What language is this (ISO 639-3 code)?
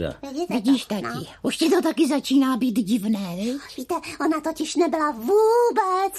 ces